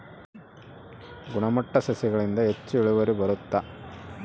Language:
Kannada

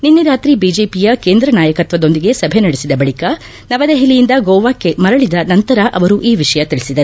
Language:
Kannada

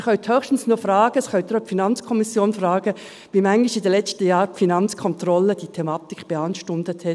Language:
Swiss German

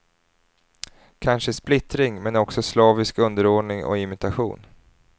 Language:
Swedish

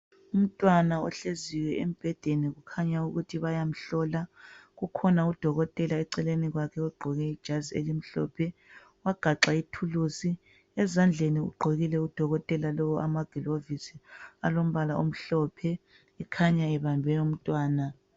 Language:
North Ndebele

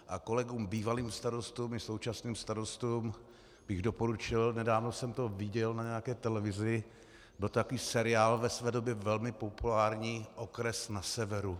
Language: Czech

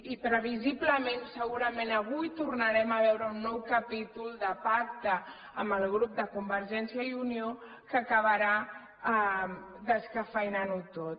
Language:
Catalan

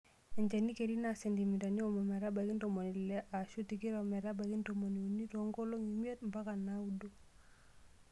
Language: Masai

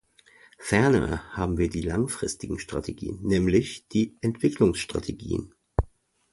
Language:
German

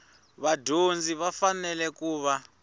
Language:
Tsonga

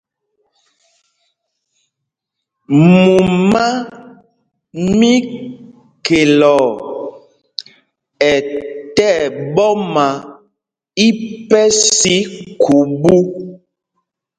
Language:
Mpumpong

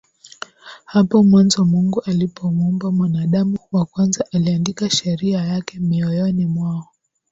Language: Swahili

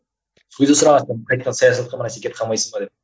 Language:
Kazakh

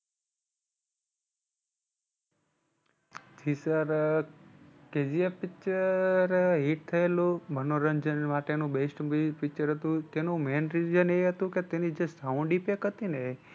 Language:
Gujarati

